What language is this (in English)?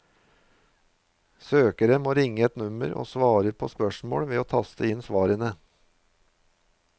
Norwegian